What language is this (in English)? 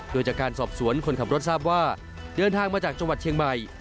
Thai